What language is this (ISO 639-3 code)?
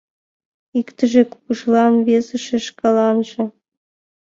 chm